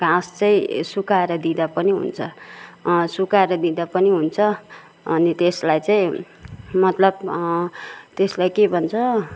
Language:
Nepali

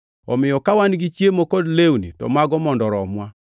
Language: Luo (Kenya and Tanzania)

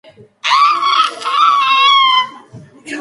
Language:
Georgian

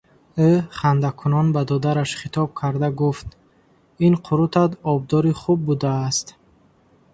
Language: Tajik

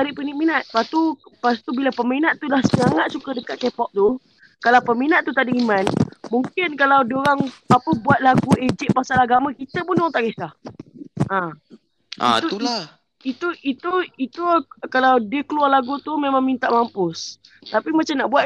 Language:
Malay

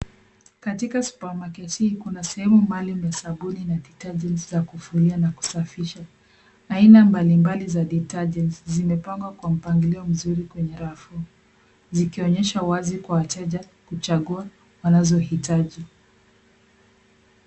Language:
Swahili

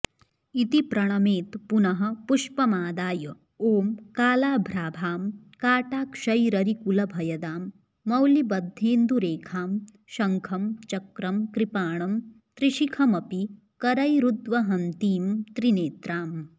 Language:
Sanskrit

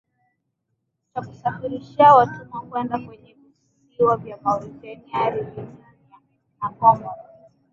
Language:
Swahili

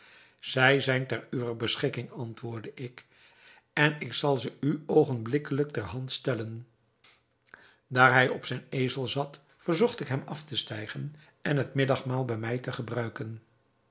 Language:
Dutch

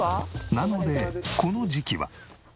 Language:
Japanese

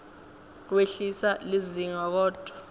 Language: Swati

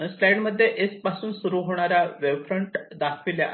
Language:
Marathi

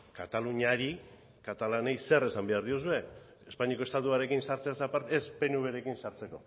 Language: Basque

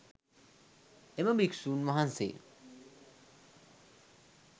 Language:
Sinhala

